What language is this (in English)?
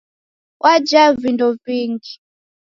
Taita